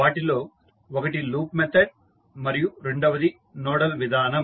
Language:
Telugu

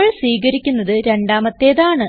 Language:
Malayalam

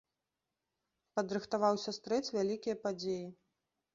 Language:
Belarusian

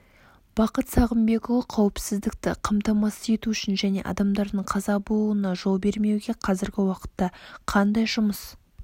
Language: Kazakh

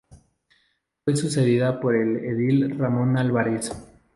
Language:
Spanish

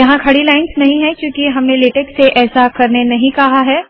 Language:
Hindi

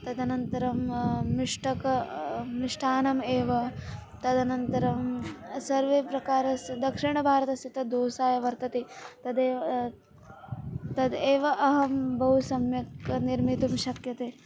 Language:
Sanskrit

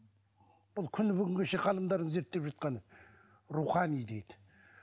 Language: Kazakh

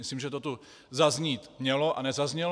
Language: Czech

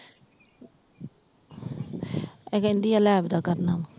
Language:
Punjabi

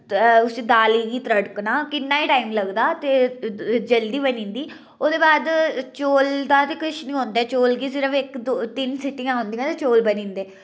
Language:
Dogri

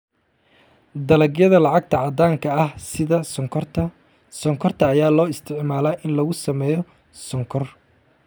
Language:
Somali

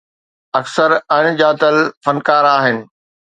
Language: Sindhi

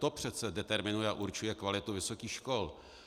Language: Czech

